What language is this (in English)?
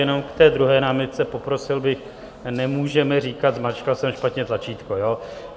Czech